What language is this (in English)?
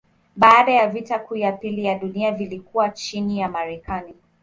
Swahili